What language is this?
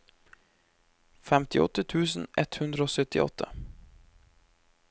Norwegian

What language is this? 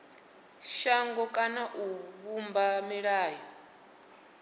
Venda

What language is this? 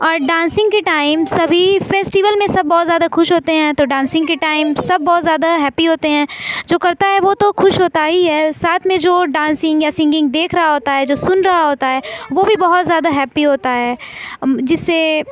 Urdu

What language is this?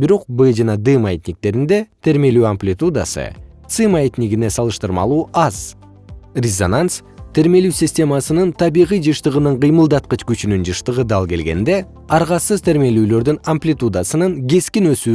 Kyrgyz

